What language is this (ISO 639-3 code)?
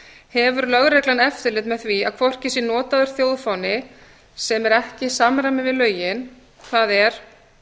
isl